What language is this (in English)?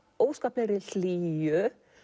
Icelandic